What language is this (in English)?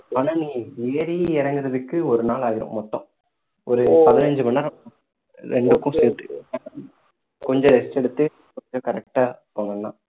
Tamil